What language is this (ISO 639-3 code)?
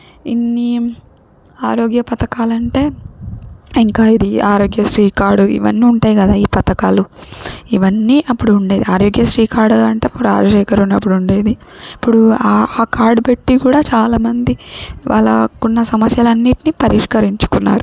tel